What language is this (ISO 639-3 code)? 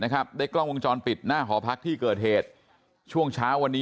tha